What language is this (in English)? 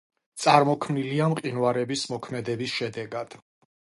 Georgian